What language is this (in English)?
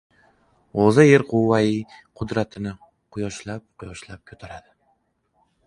Uzbek